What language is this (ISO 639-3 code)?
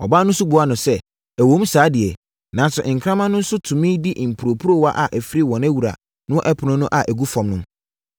aka